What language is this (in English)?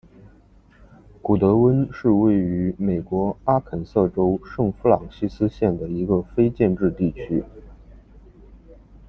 Chinese